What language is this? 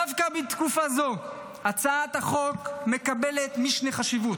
Hebrew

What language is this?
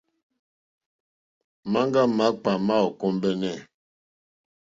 Mokpwe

